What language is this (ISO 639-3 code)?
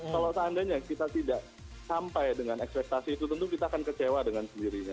ind